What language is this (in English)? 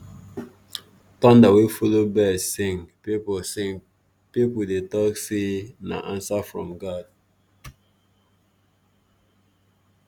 Nigerian Pidgin